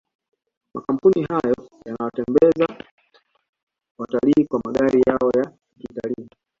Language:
Swahili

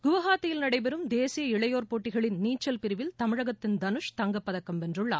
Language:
Tamil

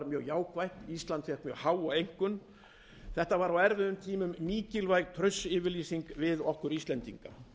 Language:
Icelandic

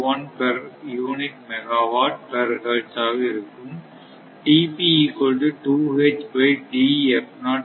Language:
Tamil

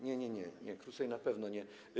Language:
Polish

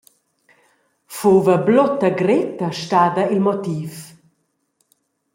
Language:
Romansh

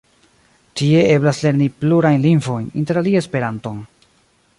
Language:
Esperanto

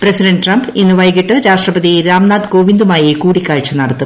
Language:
Malayalam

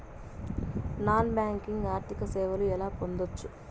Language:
Telugu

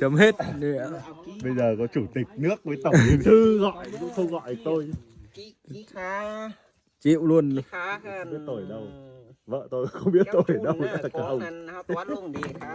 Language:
Vietnamese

